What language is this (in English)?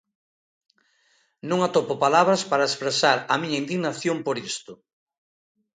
Galician